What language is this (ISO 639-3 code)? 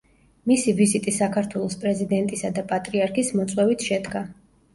kat